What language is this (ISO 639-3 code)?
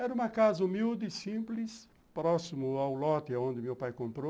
por